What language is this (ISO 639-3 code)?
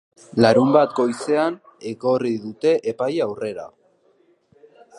eus